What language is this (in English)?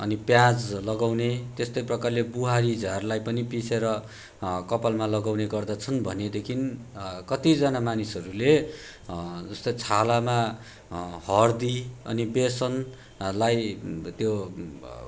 Nepali